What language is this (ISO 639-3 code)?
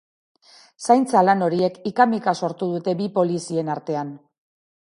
eus